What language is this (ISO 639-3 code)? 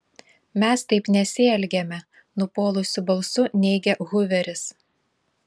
lit